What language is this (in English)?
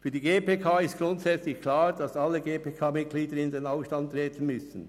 Swiss German